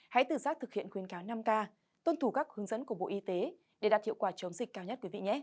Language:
Vietnamese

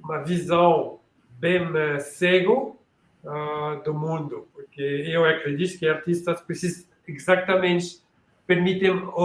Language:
Portuguese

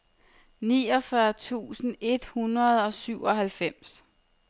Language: Danish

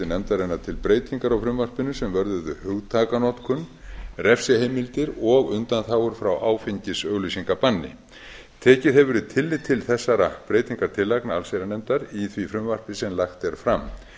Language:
Icelandic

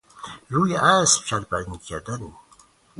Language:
Persian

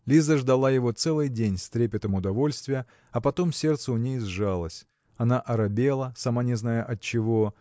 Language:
Russian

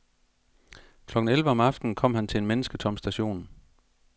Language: Danish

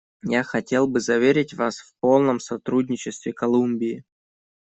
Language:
Russian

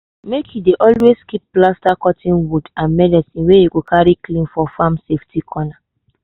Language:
Nigerian Pidgin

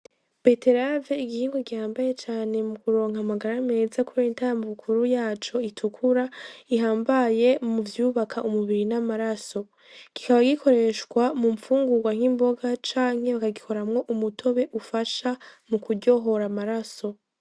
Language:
Rundi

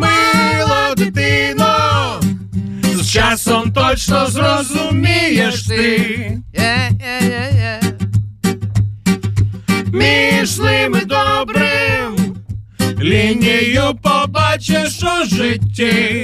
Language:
Ukrainian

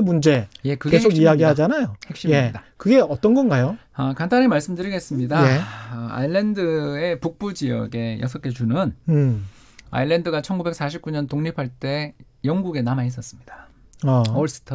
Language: Korean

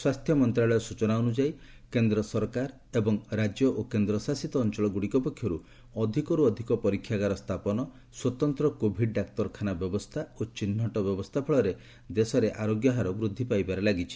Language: Odia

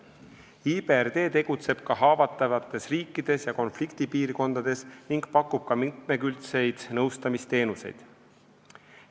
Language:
Estonian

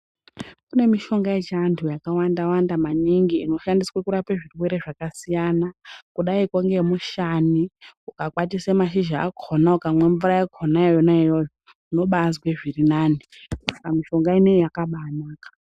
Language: Ndau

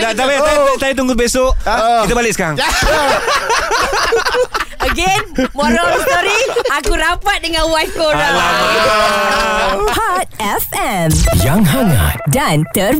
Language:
Malay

